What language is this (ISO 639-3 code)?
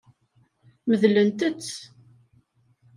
kab